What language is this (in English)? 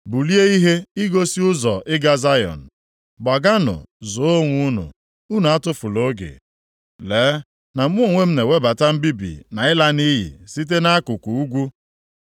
Igbo